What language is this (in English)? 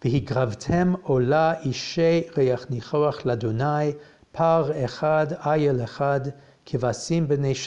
English